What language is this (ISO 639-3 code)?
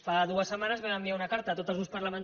cat